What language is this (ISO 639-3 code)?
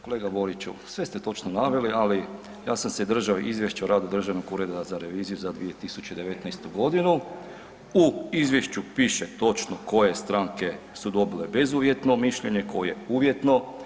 hrv